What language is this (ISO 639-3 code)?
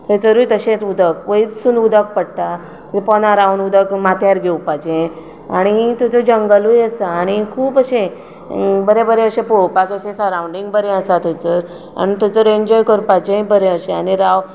kok